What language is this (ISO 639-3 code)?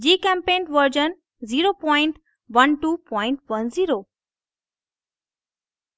hin